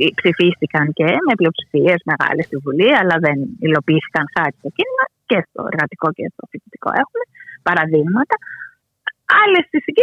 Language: Greek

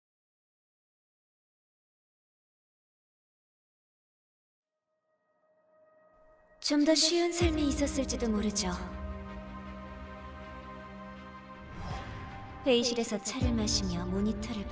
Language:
Korean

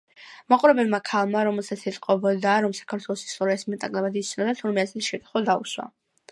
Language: Georgian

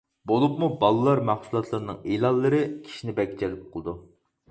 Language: Uyghur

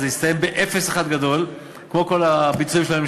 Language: Hebrew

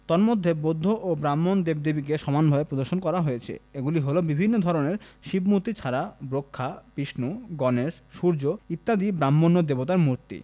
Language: Bangla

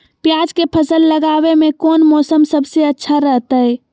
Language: Magahi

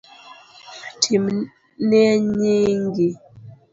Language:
Luo (Kenya and Tanzania)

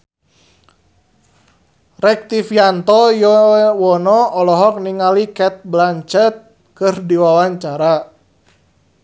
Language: Sundanese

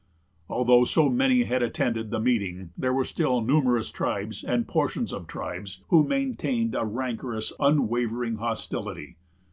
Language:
English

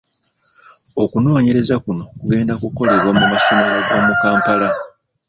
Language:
Ganda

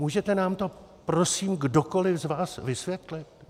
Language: Czech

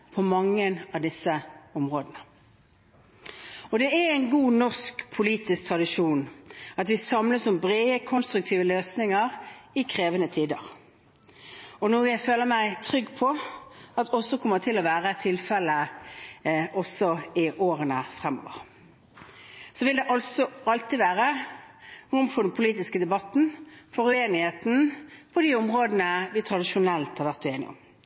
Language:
Norwegian Bokmål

